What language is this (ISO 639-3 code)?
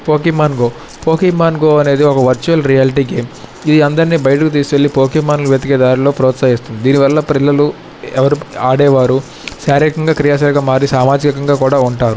tel